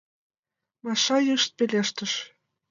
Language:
Mari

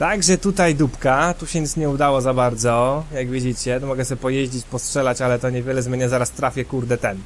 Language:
Polish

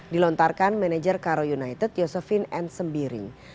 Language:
Indonesian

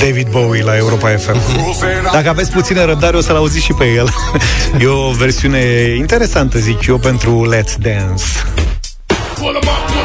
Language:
Romanian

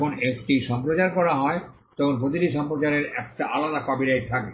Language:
Bangla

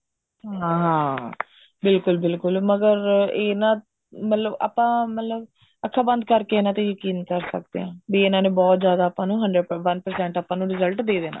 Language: Punjabi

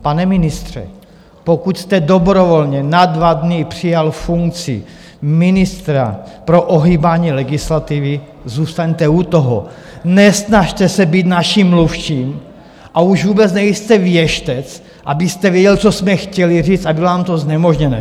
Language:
Czech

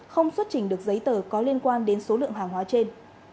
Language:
Vietnamese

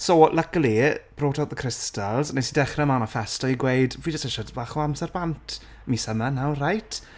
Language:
Welsh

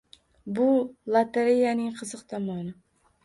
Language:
Uzbek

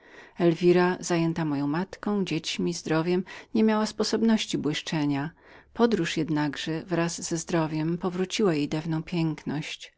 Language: Polish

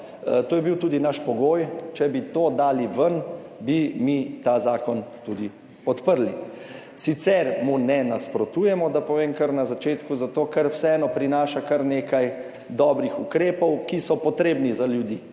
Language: Slovenian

